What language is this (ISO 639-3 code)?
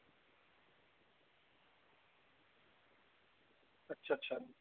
doi